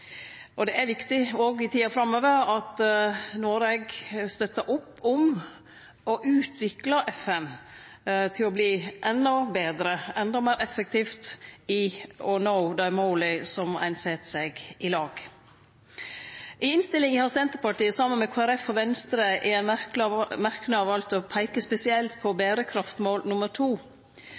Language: Norwegian Nynorsk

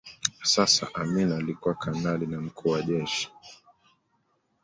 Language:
Swahili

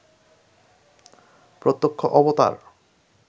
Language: Bangla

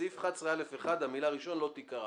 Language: Hebrew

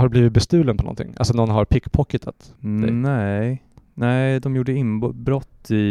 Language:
Swedish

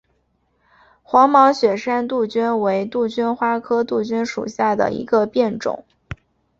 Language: Chinese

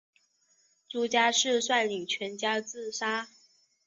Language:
Chinese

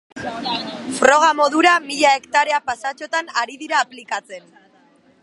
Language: Basque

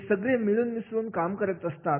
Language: Marathi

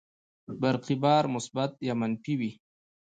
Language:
Pashto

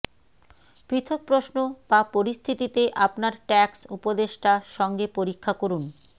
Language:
Bangla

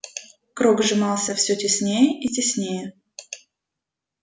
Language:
Russian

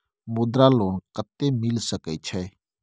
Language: Maithili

